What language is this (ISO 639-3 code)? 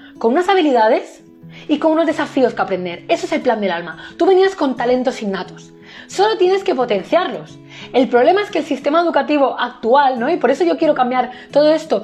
spa